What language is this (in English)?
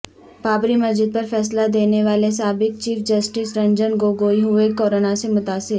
Urdu